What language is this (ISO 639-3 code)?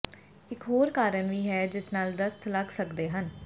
pan